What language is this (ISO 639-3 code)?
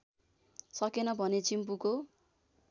nep